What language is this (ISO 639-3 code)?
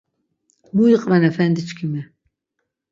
lzz